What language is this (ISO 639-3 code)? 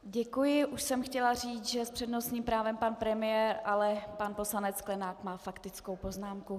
ces